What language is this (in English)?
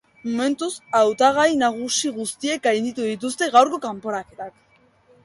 Basque